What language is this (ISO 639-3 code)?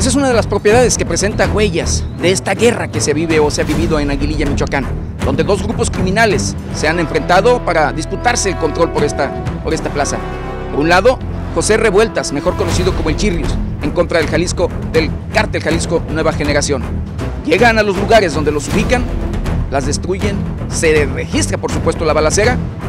spa